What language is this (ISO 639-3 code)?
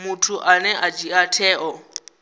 ven